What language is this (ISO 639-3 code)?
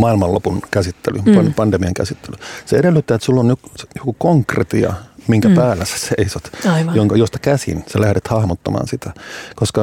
fin